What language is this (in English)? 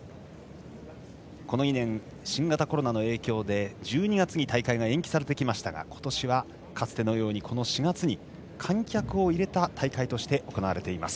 Japanese